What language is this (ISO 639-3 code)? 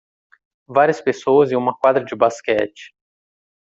por